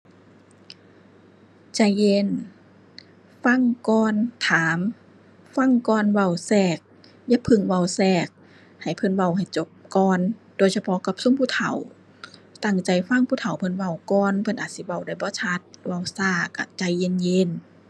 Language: Thai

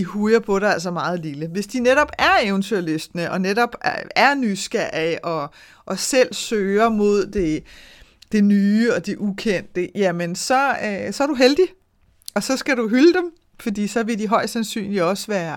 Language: Danish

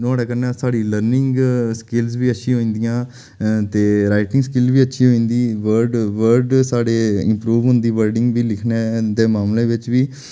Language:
Dogri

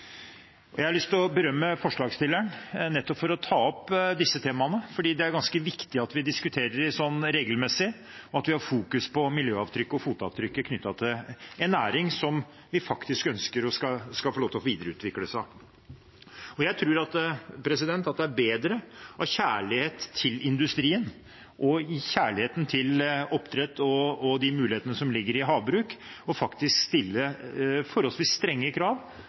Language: Norwegian Bokmål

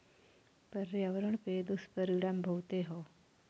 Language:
Bhojpuri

